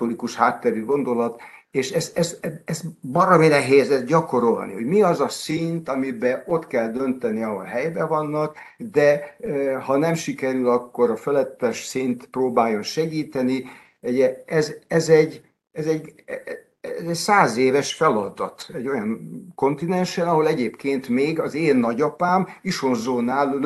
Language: Hungarian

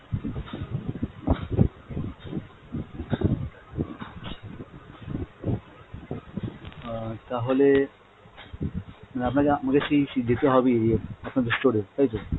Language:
Bangla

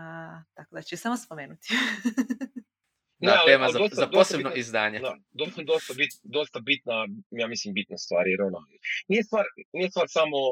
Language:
Croatian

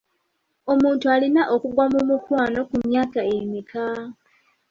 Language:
Ganda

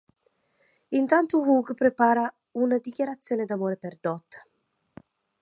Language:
Italian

